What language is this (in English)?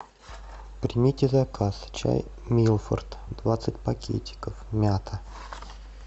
Russian